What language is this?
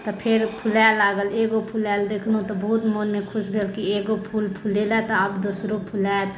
Maithili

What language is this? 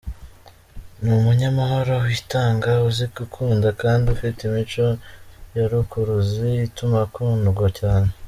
Kinyarwanda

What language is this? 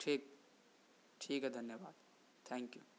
Urdu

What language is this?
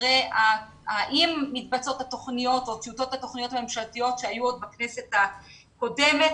Hebrew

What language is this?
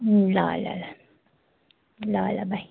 Nepali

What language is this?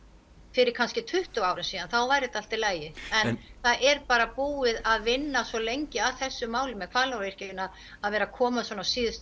Icelandic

